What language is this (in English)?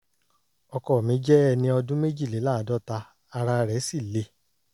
Yoruba